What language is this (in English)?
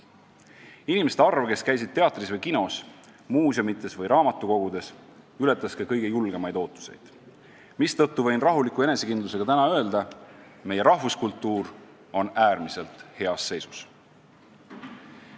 Estonian